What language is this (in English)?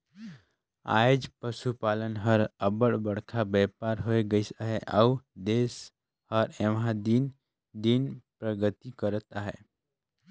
Chhattisgarhi